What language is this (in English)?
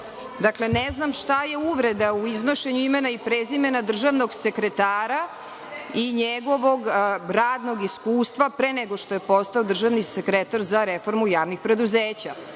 Serbian